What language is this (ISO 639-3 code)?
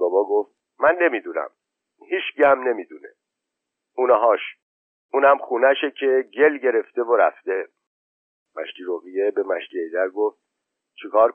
fas